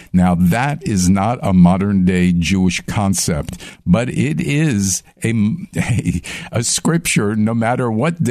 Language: English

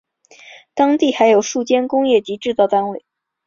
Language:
Chinese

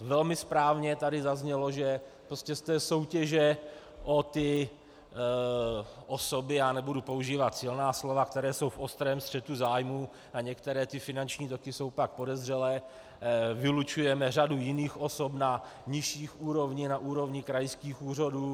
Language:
Czech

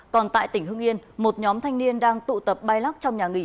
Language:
Vietnamese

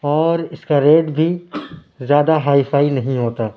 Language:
Urdu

